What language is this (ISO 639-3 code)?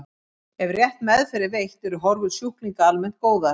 isl